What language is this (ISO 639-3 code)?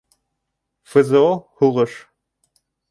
bak